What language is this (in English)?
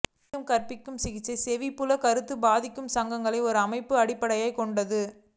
Tamil